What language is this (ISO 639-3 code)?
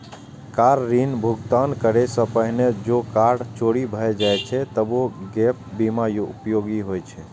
mai